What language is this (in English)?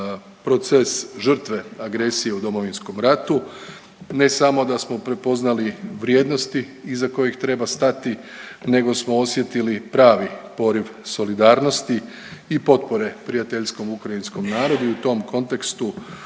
Croatian